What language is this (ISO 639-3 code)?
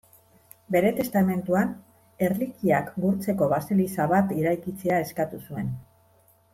eus